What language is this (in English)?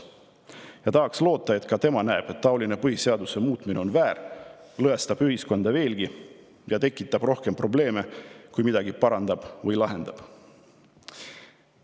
Estonian